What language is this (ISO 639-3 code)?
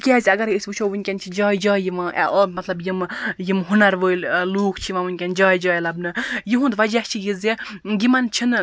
kas